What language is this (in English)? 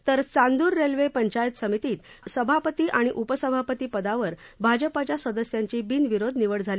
Marathi